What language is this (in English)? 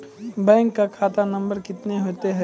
Maithili